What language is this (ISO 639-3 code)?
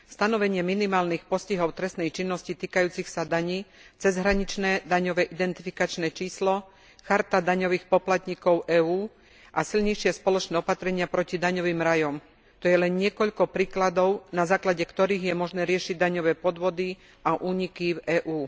slk